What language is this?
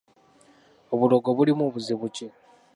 Ganda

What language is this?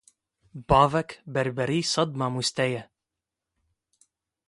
Kurdish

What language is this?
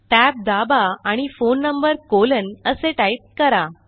Marathi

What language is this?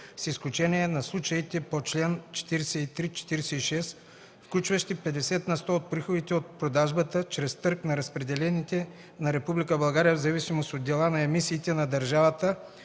Bulgarian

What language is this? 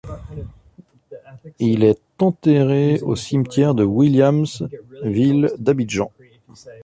French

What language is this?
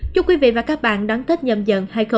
Vietnamese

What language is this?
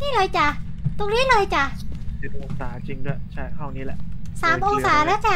Thai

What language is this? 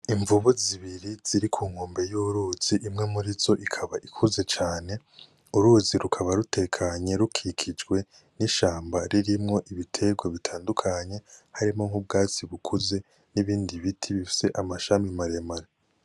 Rundi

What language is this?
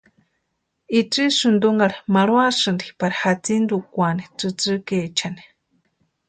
Western Highland Purepecha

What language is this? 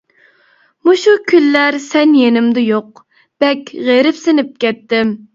Uyghur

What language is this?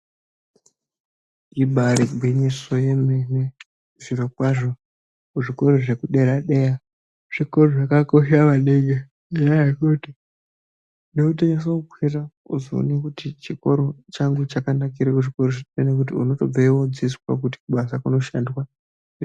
Ndau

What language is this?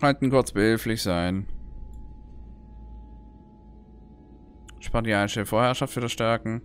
German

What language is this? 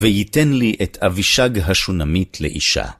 Hebrew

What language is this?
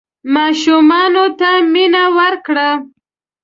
Pashto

